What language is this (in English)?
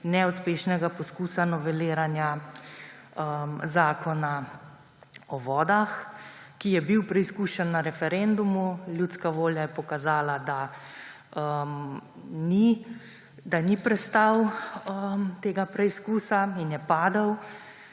Slovenian